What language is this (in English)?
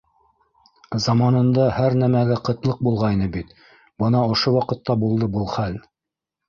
Bashkir